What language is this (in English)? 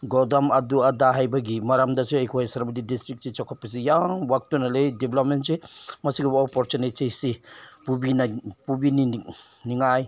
Manipuri